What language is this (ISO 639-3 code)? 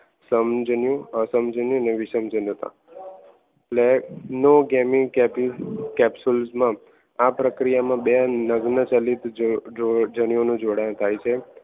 guj